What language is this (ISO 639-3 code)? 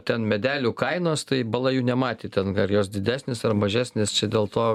lit